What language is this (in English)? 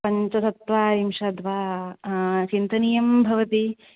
Sanskrit